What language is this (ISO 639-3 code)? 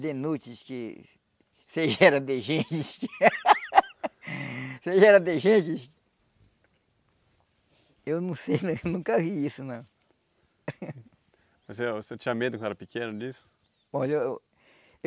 por